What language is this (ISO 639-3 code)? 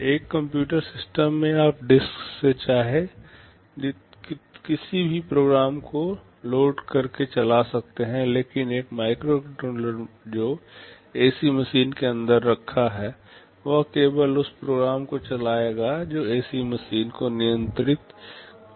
hin